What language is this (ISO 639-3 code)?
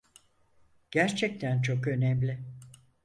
tur